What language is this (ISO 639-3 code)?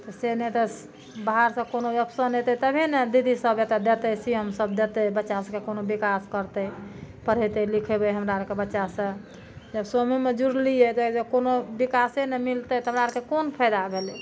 mai